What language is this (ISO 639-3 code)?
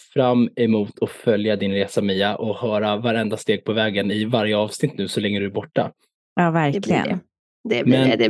swe